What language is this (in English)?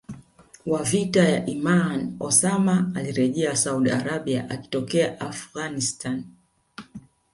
Swahili